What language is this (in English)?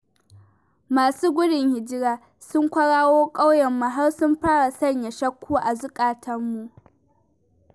Hausa